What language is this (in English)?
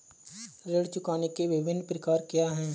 Hindi